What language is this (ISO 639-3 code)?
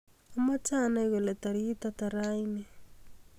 kln